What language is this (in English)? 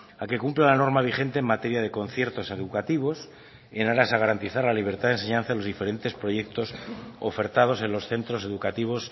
Spanish